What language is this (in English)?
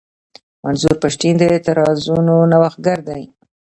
Pashto